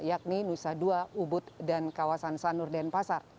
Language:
Indonesian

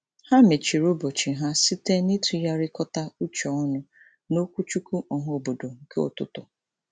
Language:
Igbo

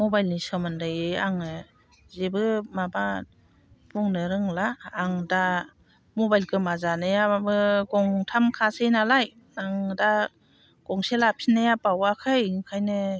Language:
Bodo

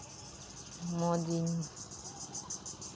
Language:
Santali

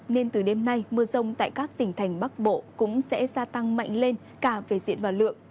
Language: Vietnamese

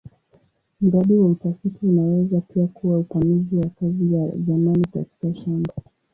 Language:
Swahili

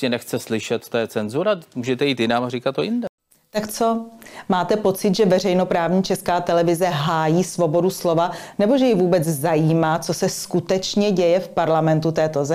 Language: Czech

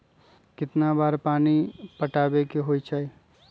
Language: Magahi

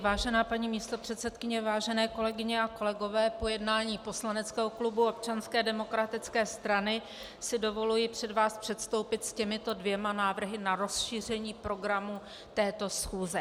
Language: Czech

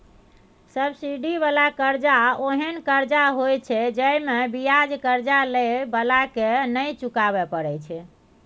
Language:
Maithili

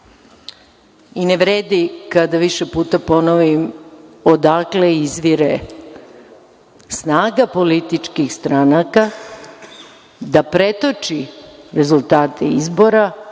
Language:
Serbian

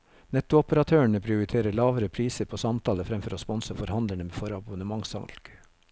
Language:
Norwegian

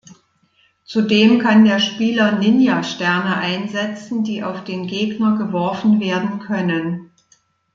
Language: German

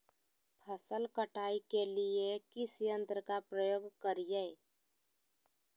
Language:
Magahi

